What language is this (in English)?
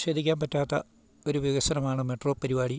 Malayalam